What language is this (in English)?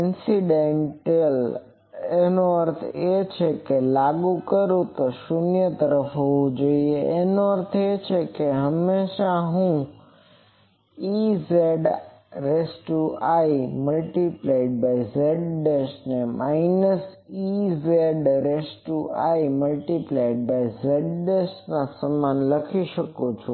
Gujarati